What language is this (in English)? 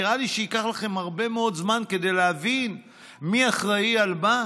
Hebrew